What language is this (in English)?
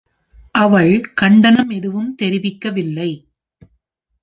Tamil